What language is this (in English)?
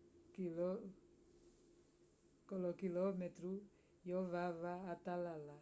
Umbundu